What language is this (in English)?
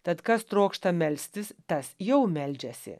Lithuanian